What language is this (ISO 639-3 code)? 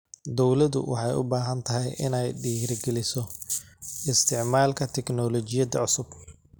som